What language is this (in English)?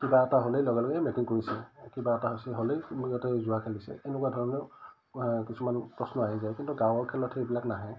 Assamese